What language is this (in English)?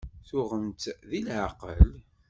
Kabyle